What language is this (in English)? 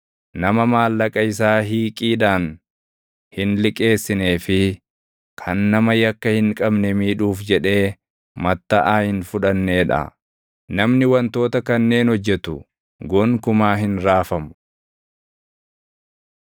Oromo